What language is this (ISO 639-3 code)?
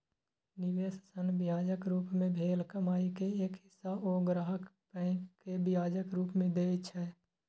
mai